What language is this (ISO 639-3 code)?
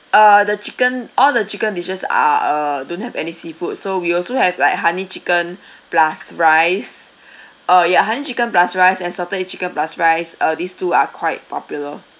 eng